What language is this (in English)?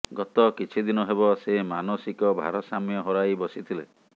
Odia